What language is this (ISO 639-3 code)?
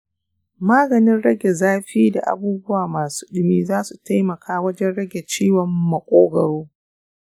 hau